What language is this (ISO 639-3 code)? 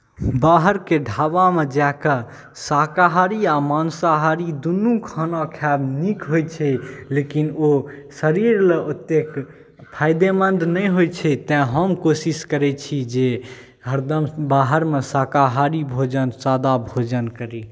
mai